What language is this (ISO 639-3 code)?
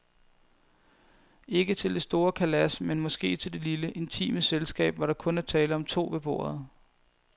dan